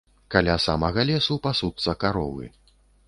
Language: Belarusian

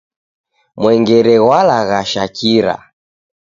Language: Taita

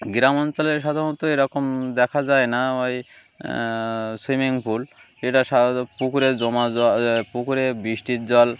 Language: Bangla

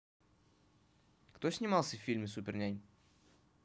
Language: Russian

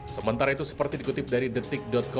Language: Indonesian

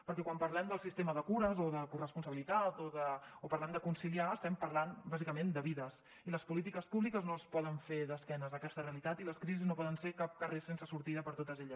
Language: Catalan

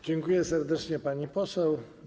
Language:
Polish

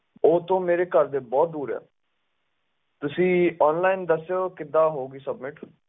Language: Punjabi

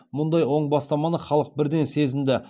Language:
Kazakh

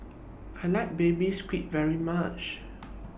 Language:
English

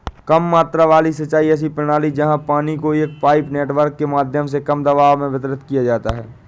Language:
Hindi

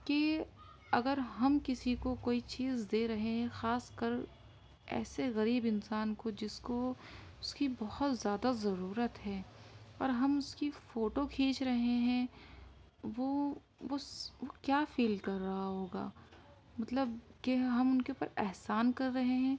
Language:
Urdu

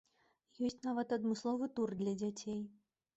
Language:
Belarusian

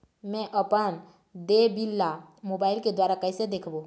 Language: Chhattisgarhi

